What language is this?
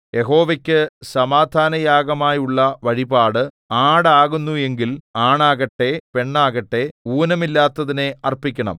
Malayalam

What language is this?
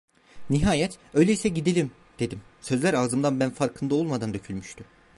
Turkish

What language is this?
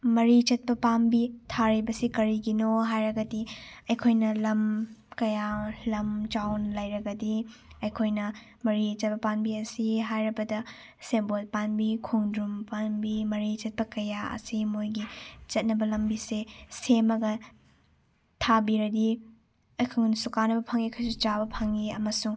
Manipuri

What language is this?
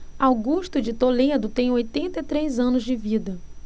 Portuguese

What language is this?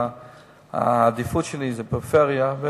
Hebrew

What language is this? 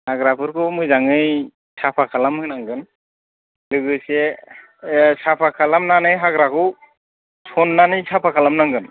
Bodo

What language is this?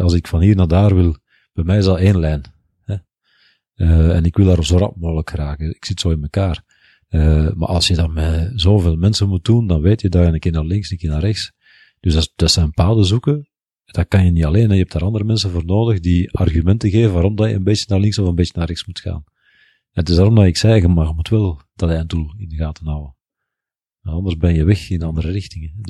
Dutch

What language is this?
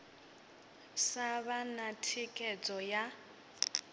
Venda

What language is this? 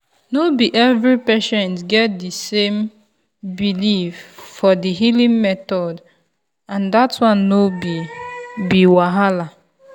Nigerian Pidgin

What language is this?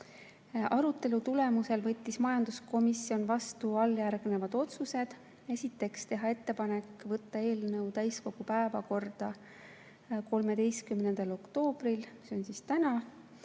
Estonian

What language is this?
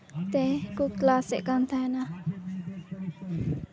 Santali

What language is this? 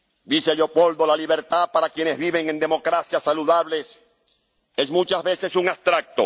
Spanish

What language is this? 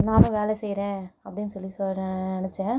Tamil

